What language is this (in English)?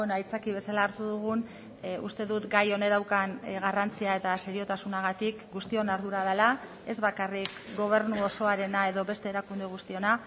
Basque